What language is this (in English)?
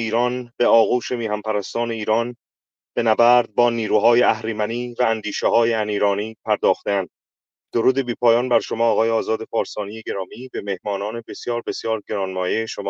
Persian